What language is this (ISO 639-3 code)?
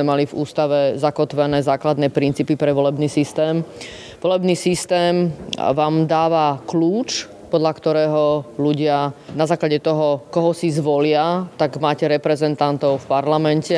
slk